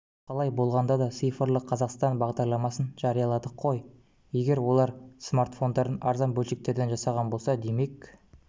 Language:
Kazakh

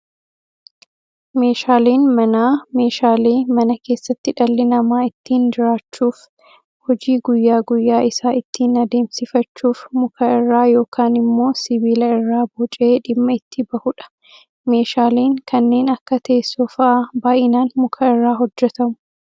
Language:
Oromo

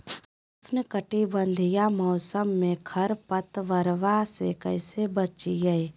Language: Magahi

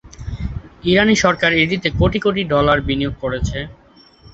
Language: Bangla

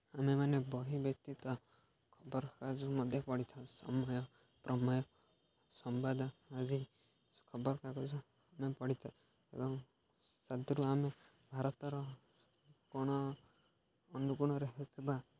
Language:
Odia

